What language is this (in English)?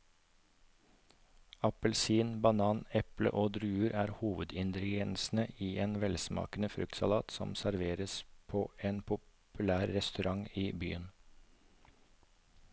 Norwegian